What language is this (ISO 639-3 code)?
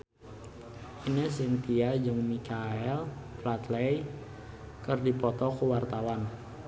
sun